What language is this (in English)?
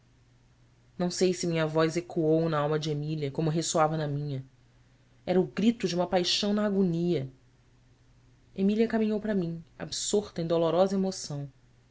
Portuguese